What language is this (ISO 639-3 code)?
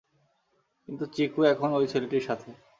ben